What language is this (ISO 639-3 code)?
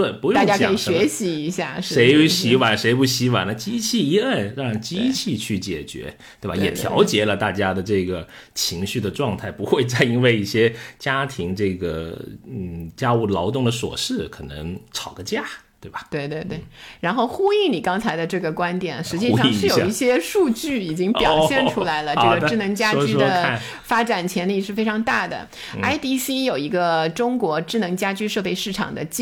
zho